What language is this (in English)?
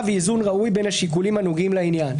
Hebrew